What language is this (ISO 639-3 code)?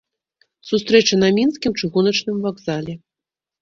bel